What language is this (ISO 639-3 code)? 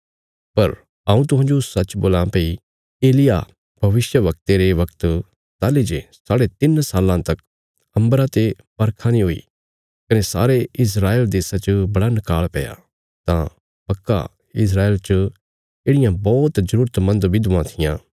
kfs